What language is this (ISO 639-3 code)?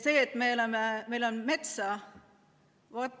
est